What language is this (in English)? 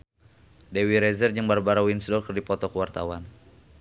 Sundanese